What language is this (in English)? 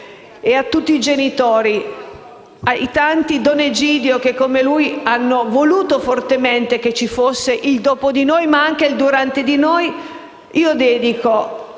Italian